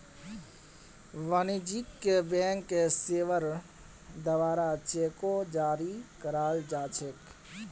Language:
Magahi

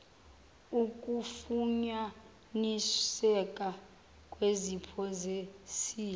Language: Zulu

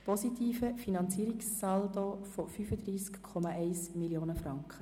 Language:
Swiss German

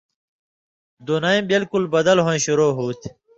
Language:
Indus Kohistani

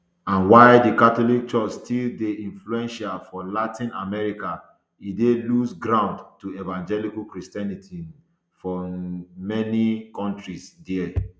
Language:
Nigerian Pidgin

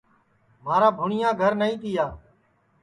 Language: Sansi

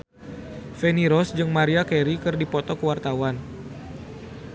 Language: Sundanese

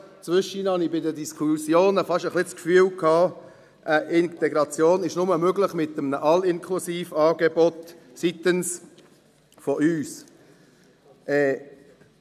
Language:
Swiss German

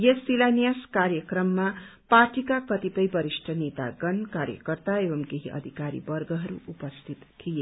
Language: Nepali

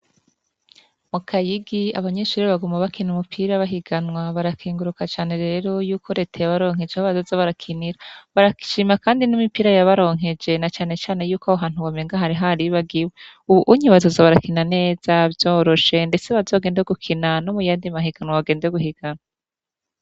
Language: Rundi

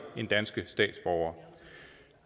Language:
Danish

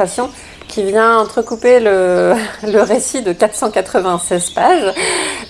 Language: French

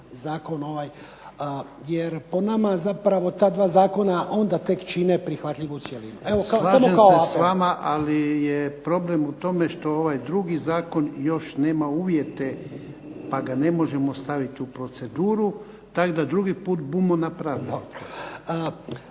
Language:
Croatian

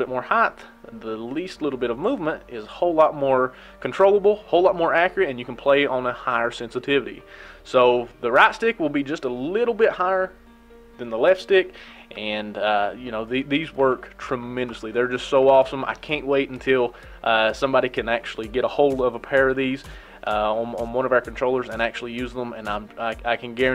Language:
English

